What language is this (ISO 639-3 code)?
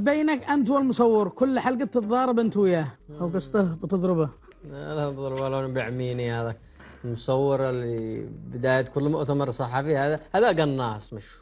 ara